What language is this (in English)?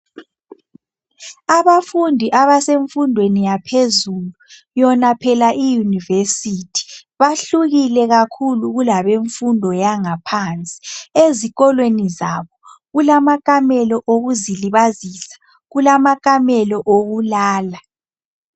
North Ndebele